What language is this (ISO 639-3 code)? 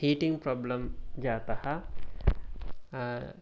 san